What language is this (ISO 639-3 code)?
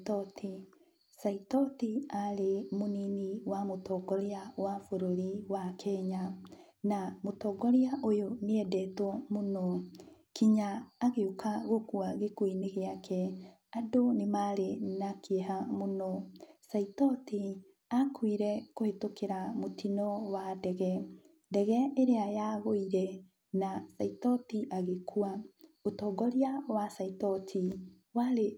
kik